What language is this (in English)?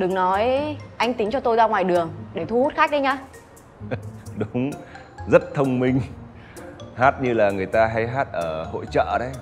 Vietnamese